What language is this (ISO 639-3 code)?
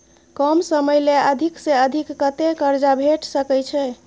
mai